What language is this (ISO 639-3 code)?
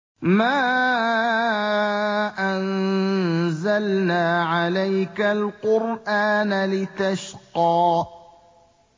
ara